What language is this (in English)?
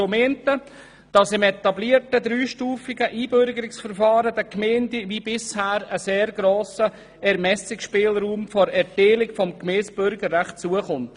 Swiss German